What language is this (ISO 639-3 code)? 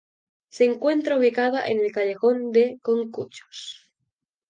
spa